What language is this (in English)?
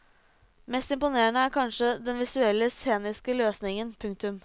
Norwegian